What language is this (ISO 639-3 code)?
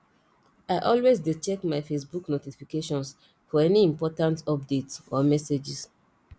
pcm